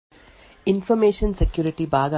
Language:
Kannada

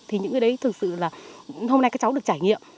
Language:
Vietnamese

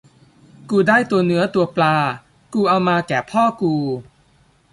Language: Thai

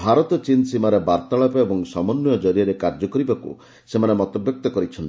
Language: Odia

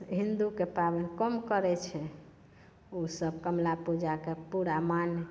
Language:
Maithili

